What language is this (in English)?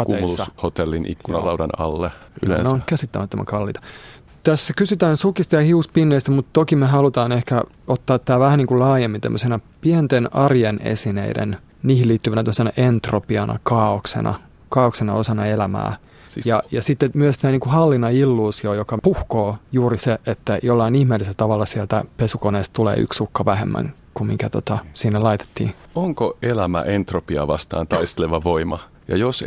Finnish